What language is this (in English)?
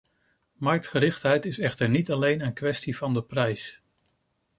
Dutch